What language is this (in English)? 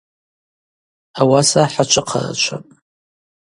Abaza